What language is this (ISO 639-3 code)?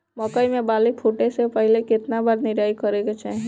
bho